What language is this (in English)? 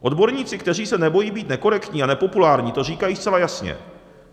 Czech